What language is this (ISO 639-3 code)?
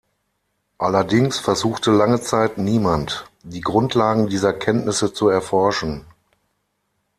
deu